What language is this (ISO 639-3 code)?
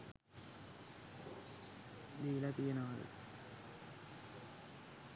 sin